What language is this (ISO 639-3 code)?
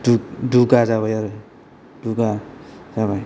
brx